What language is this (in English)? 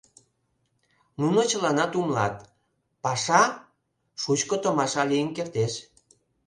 Mari